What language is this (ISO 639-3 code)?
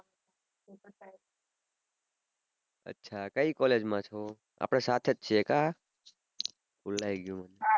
guj